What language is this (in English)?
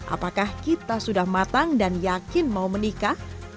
Indonesian